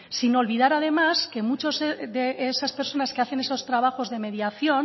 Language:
Spanish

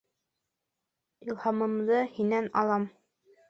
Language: Bashkir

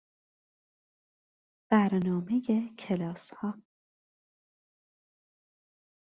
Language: Persian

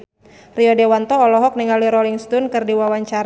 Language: Sundanese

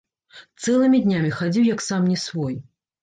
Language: Belarusian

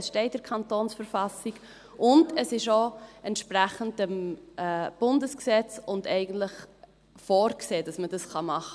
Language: Swiss German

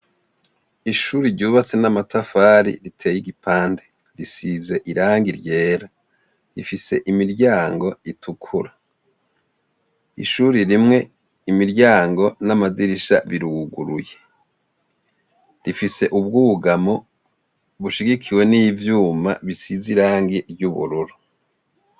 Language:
Rundi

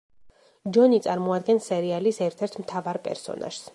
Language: Georgian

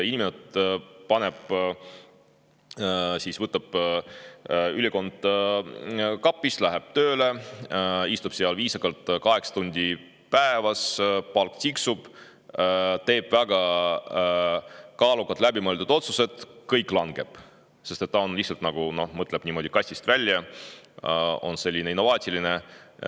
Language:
Estonian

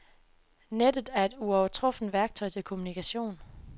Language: Danish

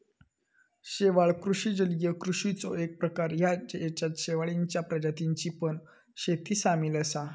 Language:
Marathi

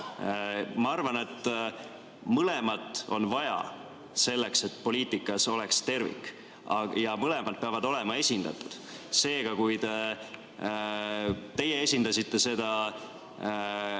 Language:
Estonian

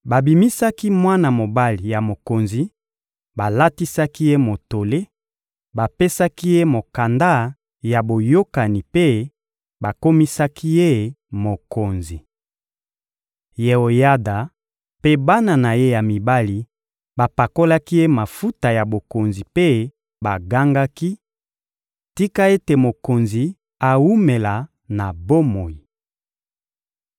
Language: Lingala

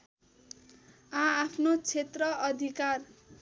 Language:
Nepali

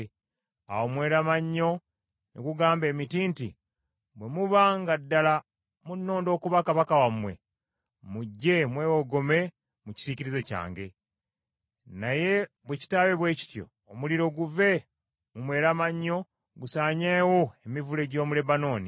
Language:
Ganda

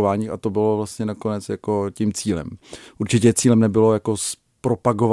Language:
Czech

